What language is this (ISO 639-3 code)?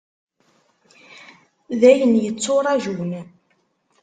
kab